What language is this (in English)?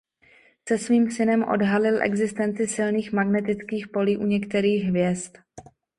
Czech